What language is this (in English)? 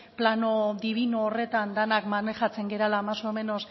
Basque